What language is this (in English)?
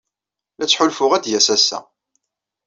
Kabyle